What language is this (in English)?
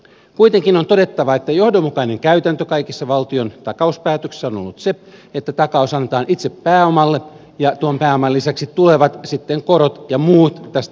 Finnish